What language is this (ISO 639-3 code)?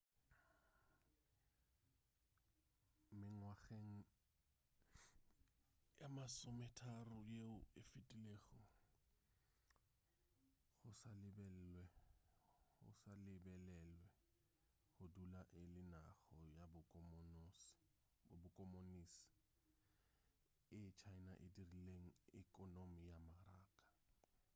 nso